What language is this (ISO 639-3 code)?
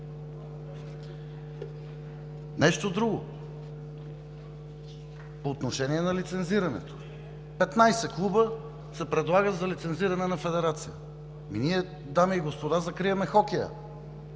bul